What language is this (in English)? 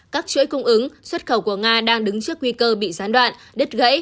Vietnamese